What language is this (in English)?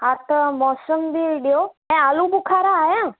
Sindhi